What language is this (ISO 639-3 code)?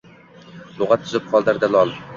uzb